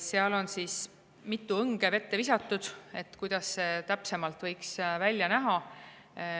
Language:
Estonian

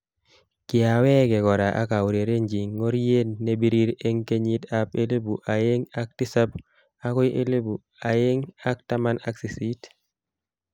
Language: Kalenjin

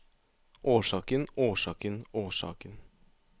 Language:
Norwegian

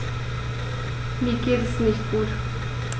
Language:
German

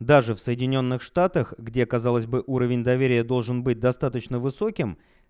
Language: Russian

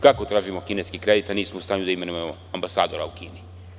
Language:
Serbian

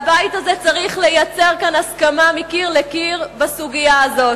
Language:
Hebrew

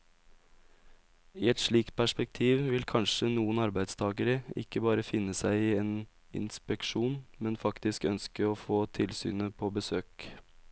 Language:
Norwegian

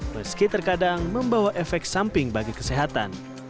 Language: Indonesian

